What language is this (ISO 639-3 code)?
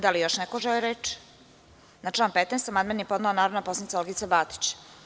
srp